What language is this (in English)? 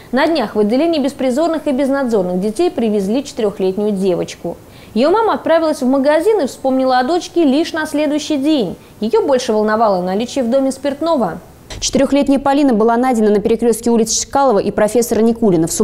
Russian